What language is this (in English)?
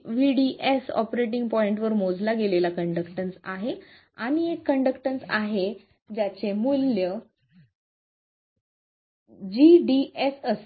Marathi